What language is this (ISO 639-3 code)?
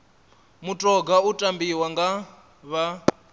ven